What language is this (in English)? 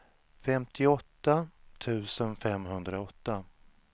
Swedish